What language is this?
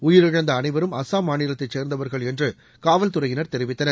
Tamil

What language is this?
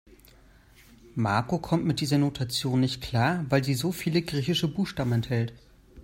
German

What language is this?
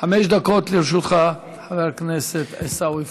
Hebrew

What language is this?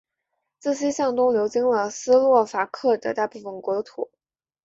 Chinese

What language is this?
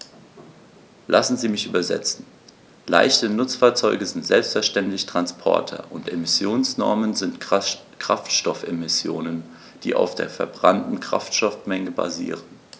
German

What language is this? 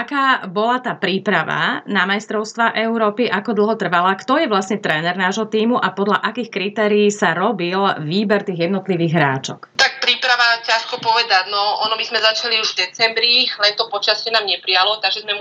Slovak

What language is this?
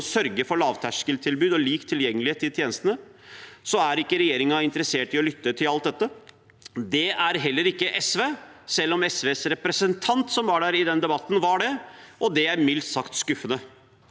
Norwegian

